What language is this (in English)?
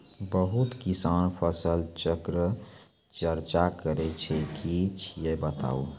Maithili